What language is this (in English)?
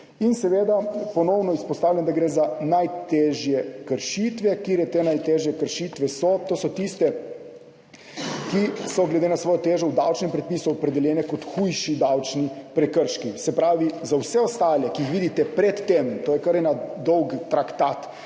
Slovenian